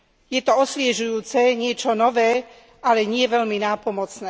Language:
Slovak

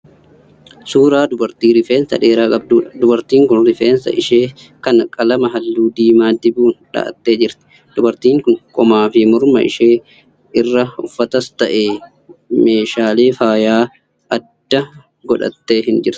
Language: Oromo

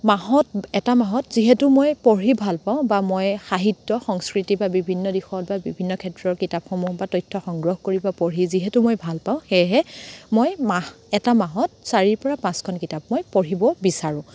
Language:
Assamese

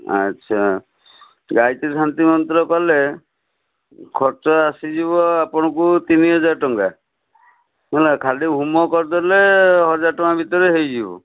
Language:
Odia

